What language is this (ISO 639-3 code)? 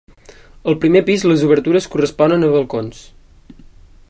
cat